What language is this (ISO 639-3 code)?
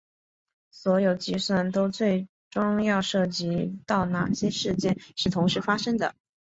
zho